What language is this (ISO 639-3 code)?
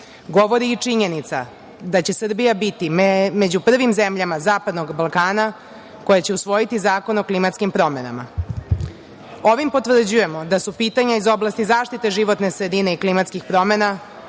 srp